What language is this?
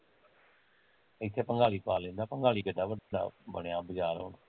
Punjabi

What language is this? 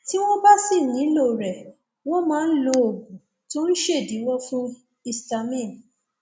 Yoruba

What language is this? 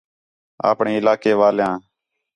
Khetrani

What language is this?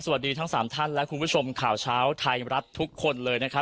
Thai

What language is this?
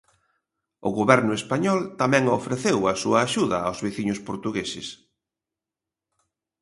Galician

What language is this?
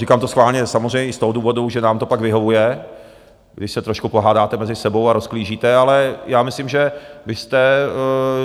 Czech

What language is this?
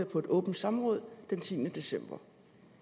Danish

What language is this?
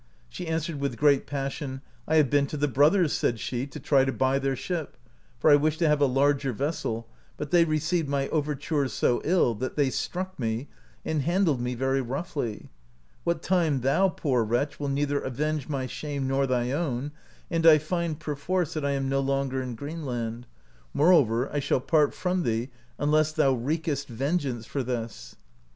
English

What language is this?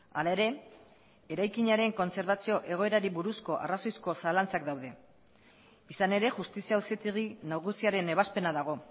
Basque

